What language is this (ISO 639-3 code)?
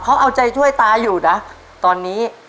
tha